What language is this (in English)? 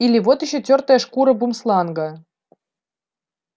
Russian